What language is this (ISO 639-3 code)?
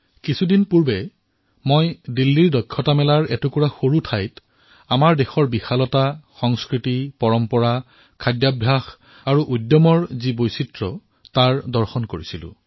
asm